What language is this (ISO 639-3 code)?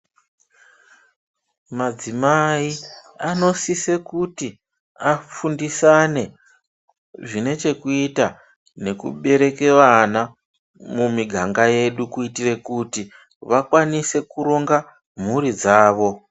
ndc